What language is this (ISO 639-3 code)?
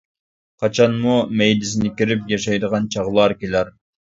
uig